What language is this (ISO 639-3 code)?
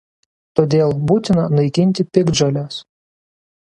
lit